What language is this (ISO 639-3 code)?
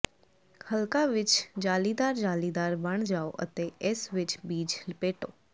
pan